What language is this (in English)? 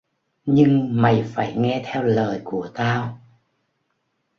Vietnamese